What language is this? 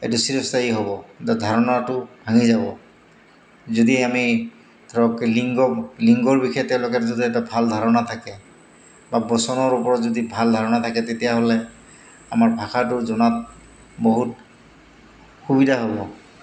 Assamese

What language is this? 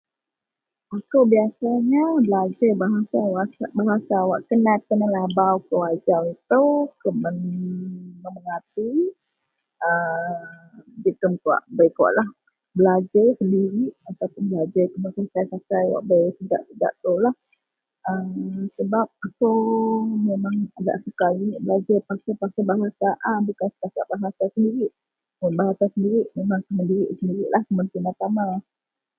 Central Melanau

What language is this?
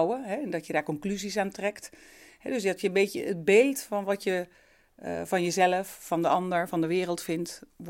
Dutch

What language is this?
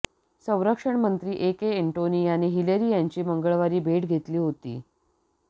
Marathi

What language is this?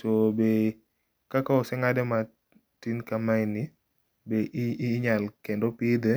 Luo (Kenya and Tanzania)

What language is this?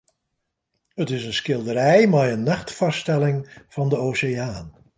Western Frisian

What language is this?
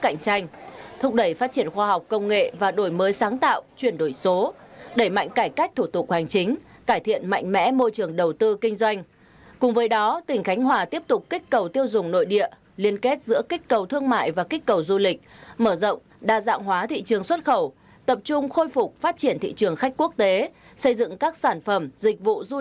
Vietnamese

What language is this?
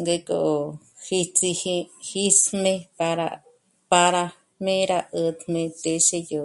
Michoacán Mazahua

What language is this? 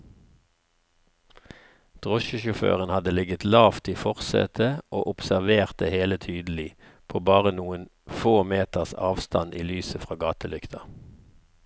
Norwegian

